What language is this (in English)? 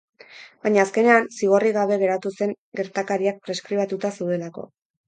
Basque